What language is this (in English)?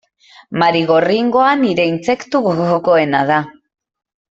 Basque